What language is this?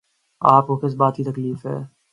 Urdu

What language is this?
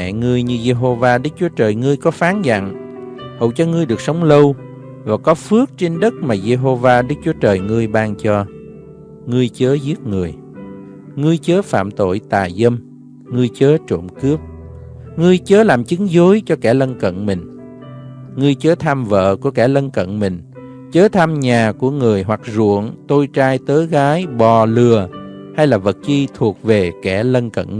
Vietnamese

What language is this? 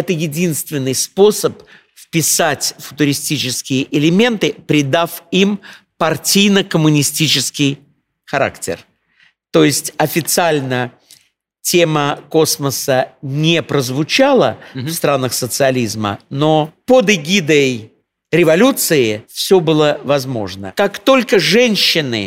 Russian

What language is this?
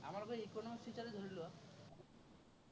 Assamese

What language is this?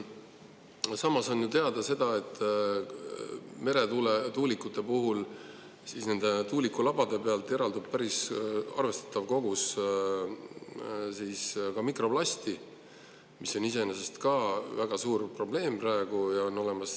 Estonian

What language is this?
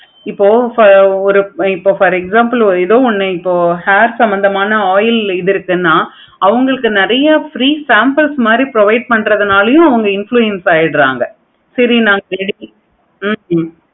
Tamil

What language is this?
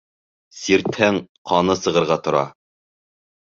Bashkir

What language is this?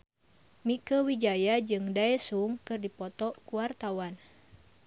Sundanese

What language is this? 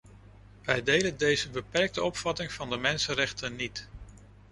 Dutch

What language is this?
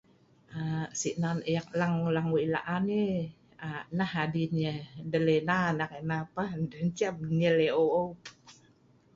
Sa'ban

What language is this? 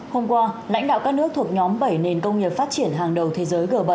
Vietnamese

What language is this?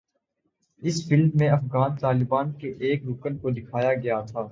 Urdu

